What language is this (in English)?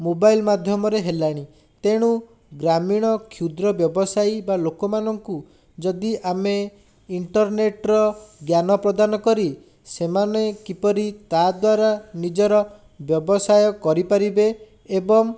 Odia